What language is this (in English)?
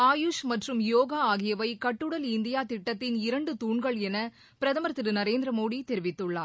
Tamil